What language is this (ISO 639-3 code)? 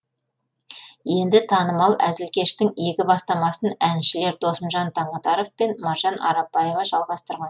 kaz